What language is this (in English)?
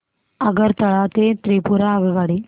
Marathi